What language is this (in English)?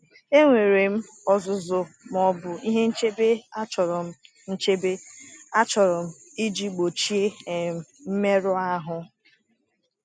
Igbo